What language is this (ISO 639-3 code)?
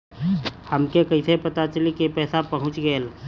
bho